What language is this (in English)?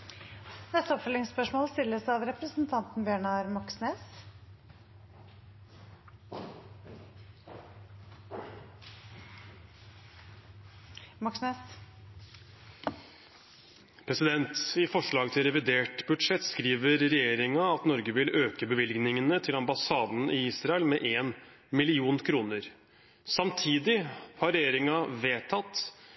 Norwegian